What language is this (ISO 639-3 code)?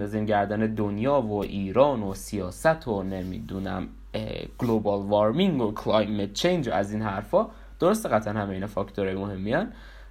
fas